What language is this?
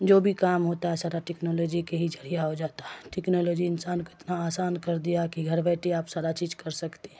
Urdu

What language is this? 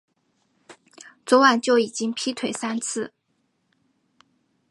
Chinese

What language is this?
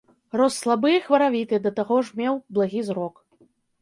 Belarusian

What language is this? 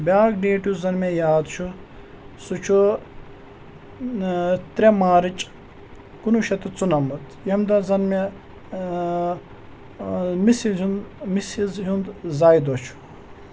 Kashmiri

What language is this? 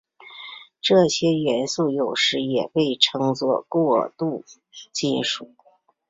Chinese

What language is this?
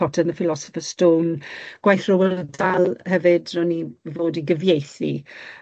Welsh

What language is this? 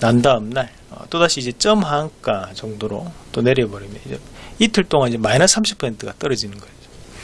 Korean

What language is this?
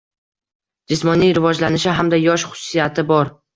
Uzbek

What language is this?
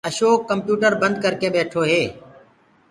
Gurgula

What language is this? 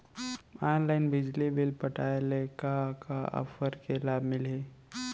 Chhattisgarhi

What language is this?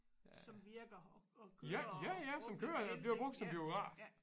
Danish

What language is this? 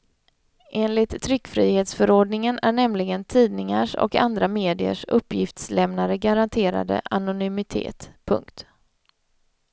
Swedish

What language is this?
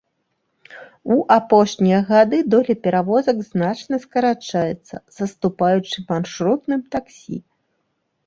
Belarusian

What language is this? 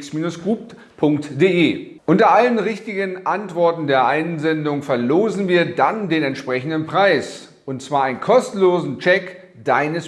German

